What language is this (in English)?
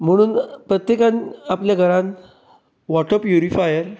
Konkani